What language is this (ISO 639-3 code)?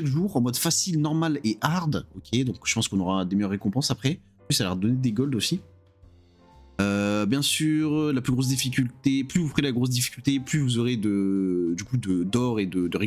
fra